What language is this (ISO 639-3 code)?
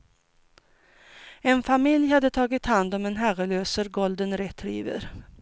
swe